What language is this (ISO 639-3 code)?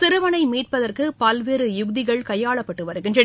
tam